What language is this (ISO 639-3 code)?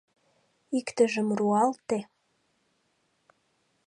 chm